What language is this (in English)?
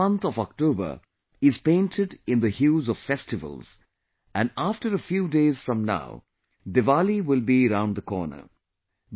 English